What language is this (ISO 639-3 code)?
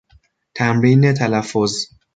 fas